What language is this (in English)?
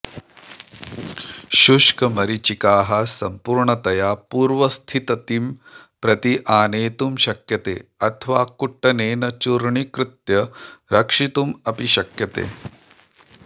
Sanskrit